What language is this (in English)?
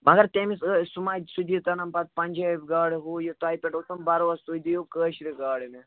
Kashmiri